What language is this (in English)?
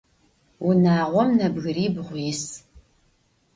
Adyghe